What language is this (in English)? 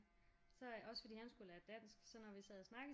Danish